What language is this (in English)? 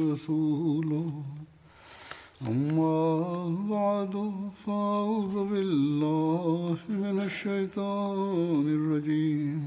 Swahili